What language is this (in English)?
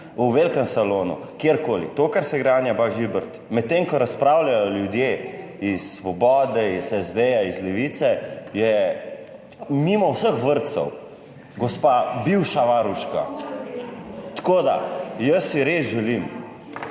Slovenian